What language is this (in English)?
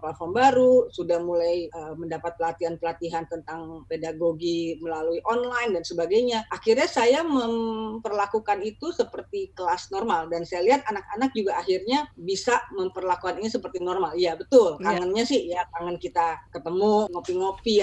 Indonesian